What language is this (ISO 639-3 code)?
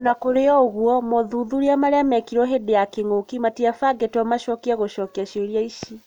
kik